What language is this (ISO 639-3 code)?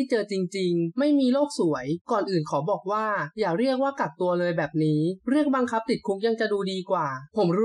tha